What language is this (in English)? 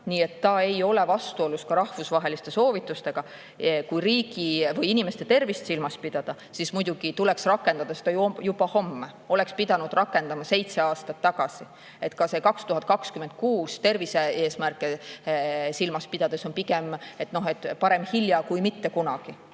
Estonian